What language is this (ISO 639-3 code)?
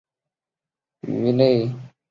zho